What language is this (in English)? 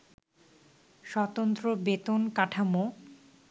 Bangla